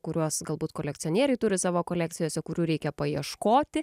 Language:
Lithuanian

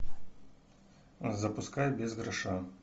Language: Russian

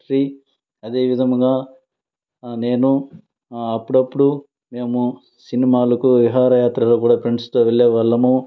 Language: Telugu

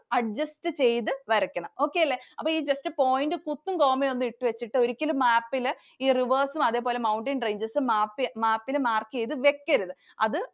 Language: Malayalam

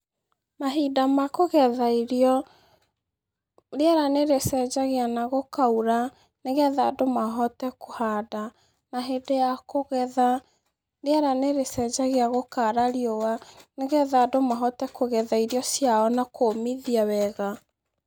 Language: Kikuyu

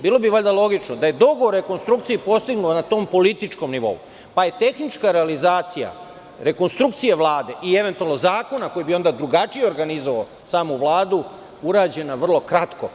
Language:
Serbian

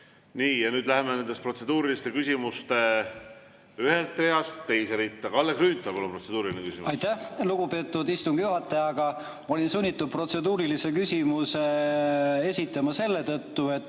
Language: Estonian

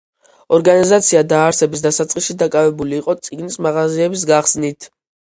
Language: Georgian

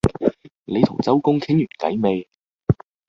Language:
Cantonese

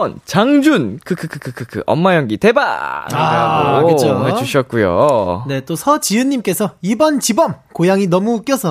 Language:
Korean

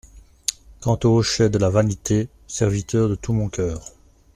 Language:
French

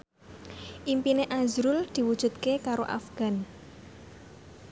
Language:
Javanese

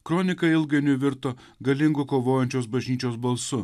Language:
Lithuanian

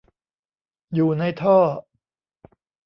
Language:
Thai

